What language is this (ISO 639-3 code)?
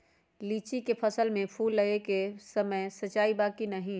mag